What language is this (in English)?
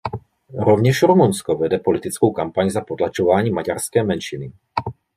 Czech